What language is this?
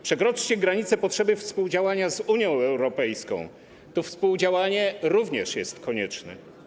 Polish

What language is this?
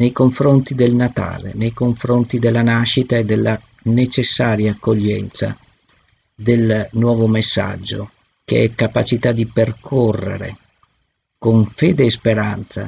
Italian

